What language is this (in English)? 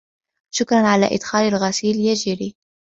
Arabic